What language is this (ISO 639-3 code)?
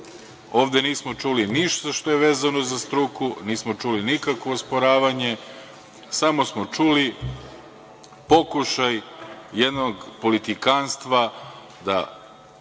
srp